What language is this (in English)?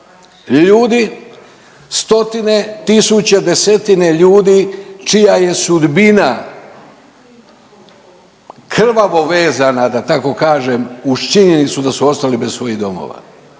Croatian